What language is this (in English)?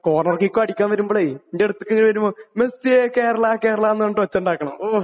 Malayalam